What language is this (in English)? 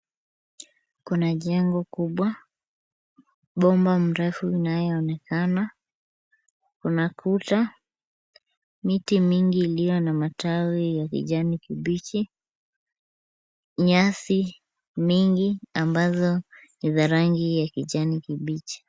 Swahili